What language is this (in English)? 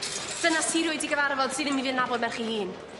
Welsh